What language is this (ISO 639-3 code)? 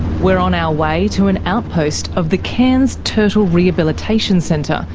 eng